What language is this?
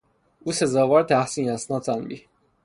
Persian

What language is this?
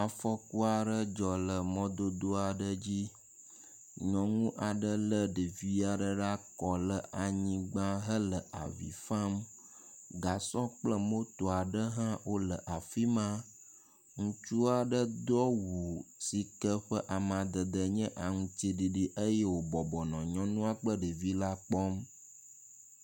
Ewe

